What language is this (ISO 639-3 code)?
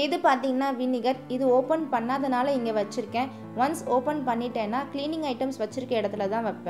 ara